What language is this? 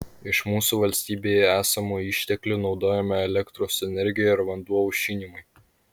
Lithuanian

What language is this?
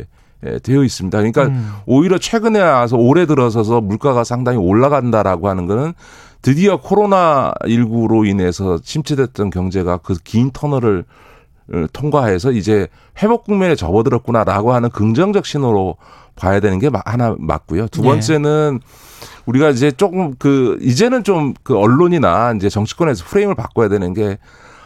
Korean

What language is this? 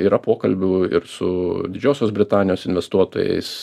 Lithuanian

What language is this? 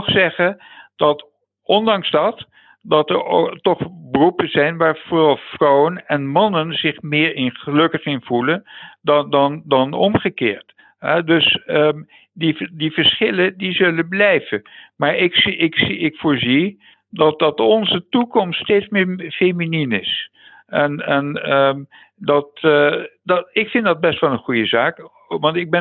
Dutch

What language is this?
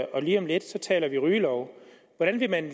Danish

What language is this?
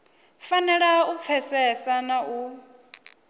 Venda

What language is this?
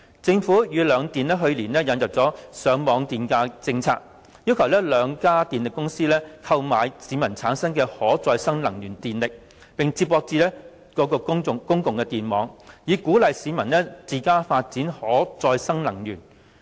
Cantonese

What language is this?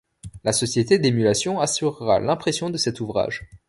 French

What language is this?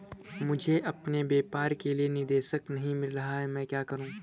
Hindi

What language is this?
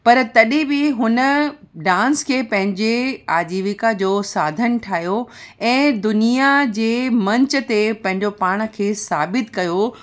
Sindhi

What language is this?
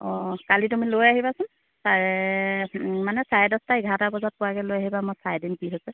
Assamese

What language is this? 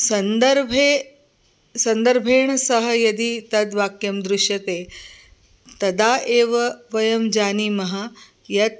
Sanskrit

